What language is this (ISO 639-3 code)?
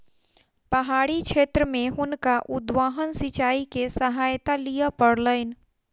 mai